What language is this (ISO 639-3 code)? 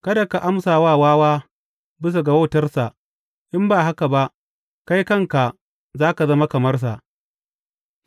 hau